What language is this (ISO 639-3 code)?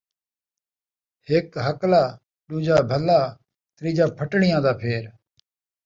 skr